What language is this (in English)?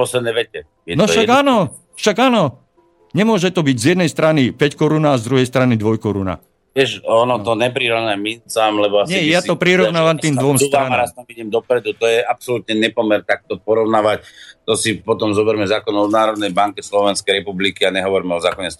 Slovak